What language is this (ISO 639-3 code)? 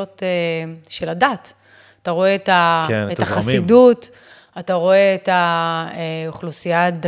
heb